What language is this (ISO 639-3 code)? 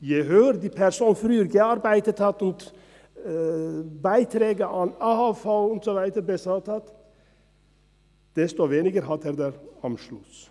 gsw